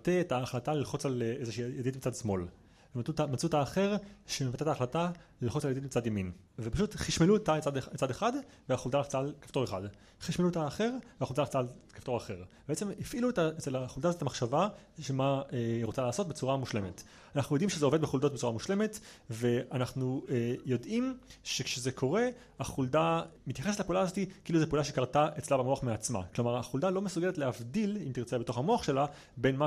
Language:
Hebrew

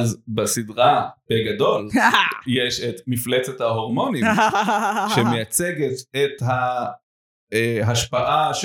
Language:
Hebrew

